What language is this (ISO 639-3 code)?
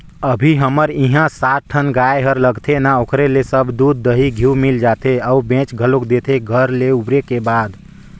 hne